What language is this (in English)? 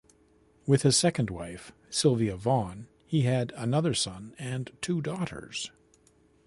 English